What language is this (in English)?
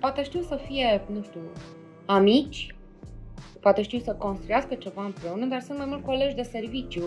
Romanian